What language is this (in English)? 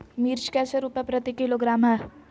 Magahi